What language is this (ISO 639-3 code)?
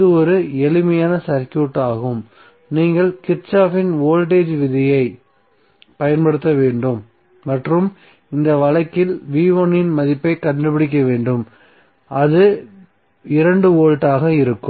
tam